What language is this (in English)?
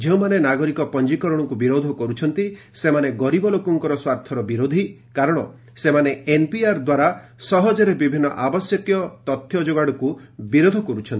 Odia